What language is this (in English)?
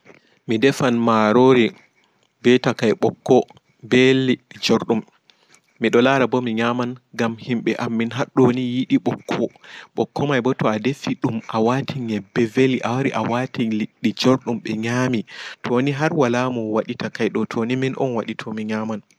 Fula